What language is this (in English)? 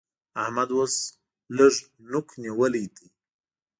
Pashto